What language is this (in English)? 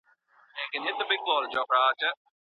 Pashto